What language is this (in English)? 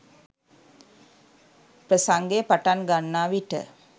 Sinhala